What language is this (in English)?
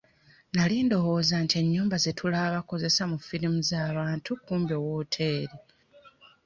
Ganda